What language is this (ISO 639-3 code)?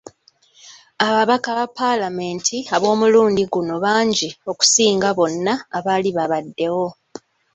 lug